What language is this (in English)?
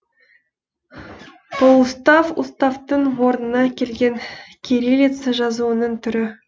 Kazakh